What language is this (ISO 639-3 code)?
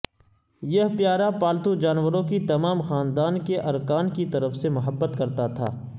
urd